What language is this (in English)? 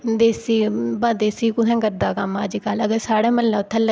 Dogri